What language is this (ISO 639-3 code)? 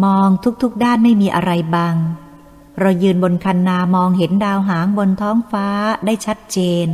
tha